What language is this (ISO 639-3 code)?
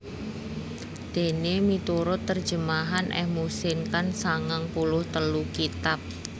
jav